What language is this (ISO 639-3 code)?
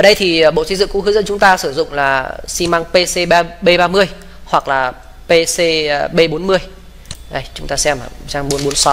vie